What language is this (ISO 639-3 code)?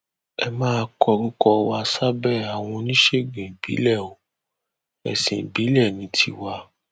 yor